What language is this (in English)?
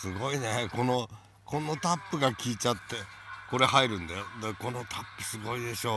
Japanese